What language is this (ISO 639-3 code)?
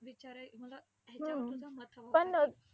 mar